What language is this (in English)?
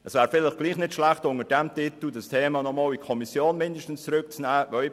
Swiss German